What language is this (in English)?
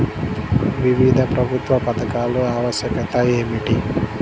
Telugu